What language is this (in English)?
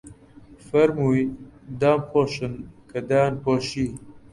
Central Kurdish